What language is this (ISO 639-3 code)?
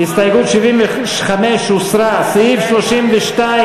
heb